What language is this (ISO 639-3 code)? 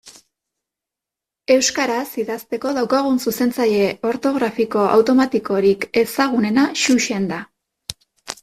eus